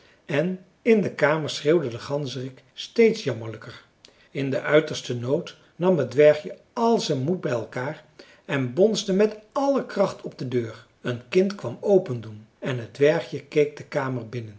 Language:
Dutch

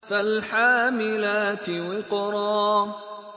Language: Arabic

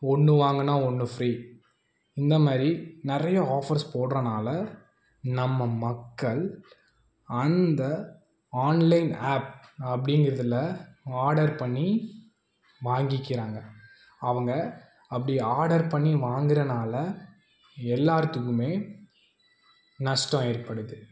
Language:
Tamil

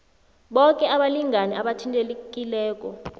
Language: South Ndebele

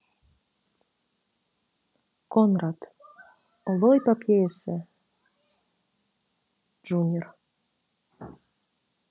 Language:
Kazakh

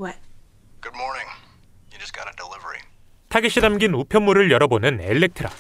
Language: Korean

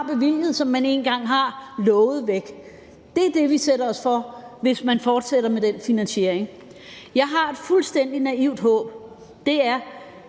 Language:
Danish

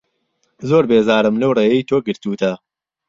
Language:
Central Kurdish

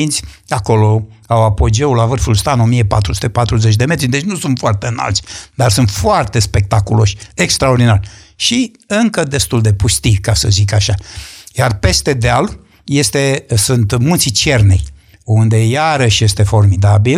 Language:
Romanian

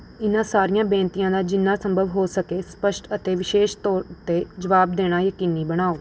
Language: Punjabi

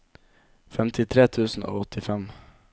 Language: Norwegian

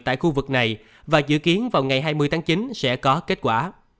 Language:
Vietnamese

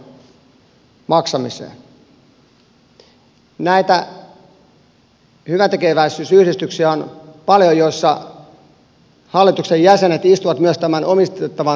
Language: Finnish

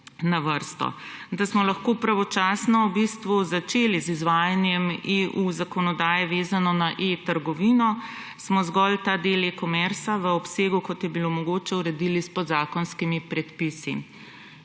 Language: Slovenian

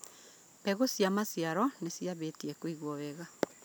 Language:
Kikuyu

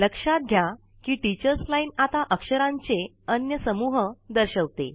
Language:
Marathi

